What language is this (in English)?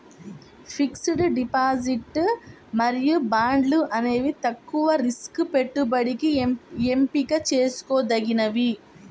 Telugu